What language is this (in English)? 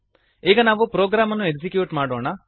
Kannada